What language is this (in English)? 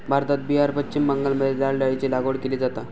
Marathi